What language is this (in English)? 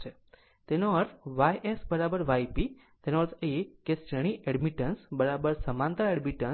Gujarati